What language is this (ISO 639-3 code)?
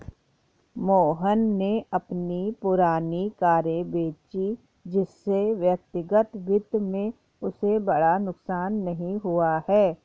hin